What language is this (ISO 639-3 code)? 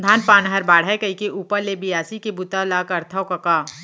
hne